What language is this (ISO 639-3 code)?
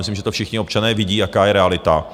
ces